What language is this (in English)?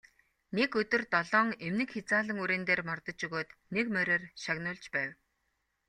Mongolian